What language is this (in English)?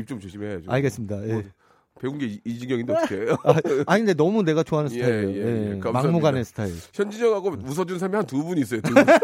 Korean